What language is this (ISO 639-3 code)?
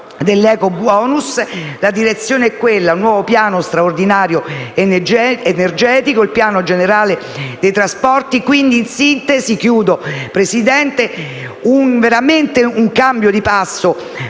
ita